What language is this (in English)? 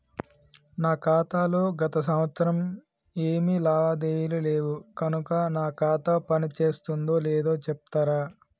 Telugu